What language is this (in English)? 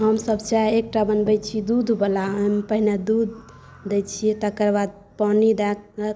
Maithili